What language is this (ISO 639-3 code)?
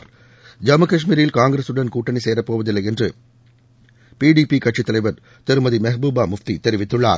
tam